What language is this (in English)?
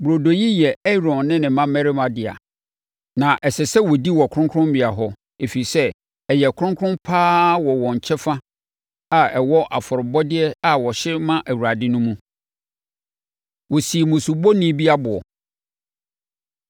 Akan